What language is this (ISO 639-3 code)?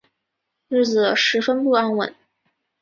zho